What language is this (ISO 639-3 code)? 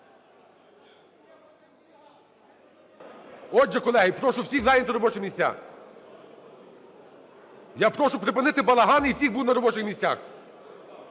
ukr